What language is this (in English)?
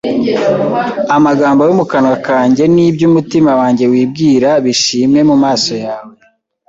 Kinyarwanda